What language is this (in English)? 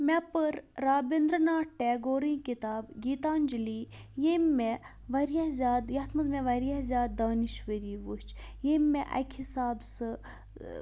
Kashmiri